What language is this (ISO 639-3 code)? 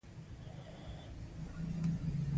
pus